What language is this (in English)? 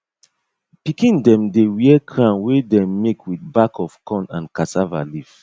Nigerian Pidgin